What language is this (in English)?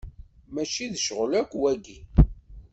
Kabyle